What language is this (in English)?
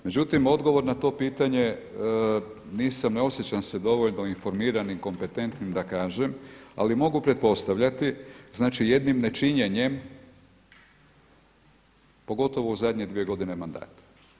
Croatian